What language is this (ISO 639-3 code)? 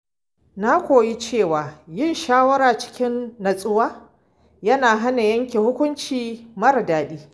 hau